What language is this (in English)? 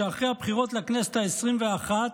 Hebrew